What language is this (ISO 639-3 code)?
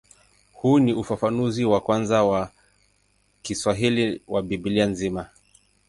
swa